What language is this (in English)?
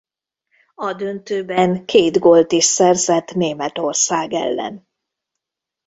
Hungarian